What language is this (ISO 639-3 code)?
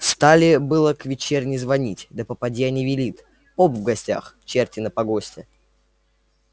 rus